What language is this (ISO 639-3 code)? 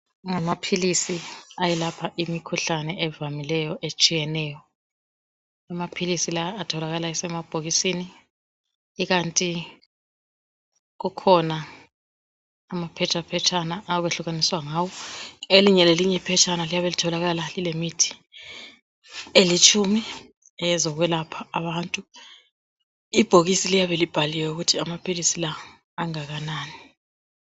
nde